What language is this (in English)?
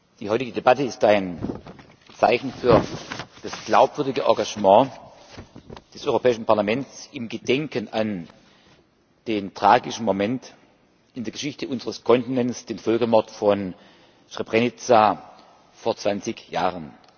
German